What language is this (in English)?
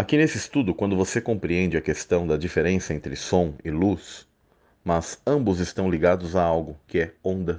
Portuguese